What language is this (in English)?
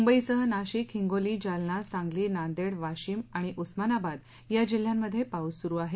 Marathi